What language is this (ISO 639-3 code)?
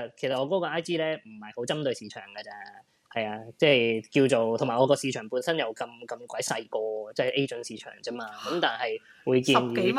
zho